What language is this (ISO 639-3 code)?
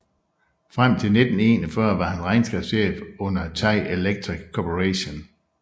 dan